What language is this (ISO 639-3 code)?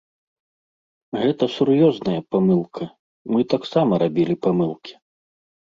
bel